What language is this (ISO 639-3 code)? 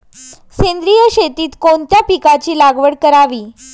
mar